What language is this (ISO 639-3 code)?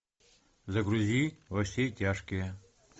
rus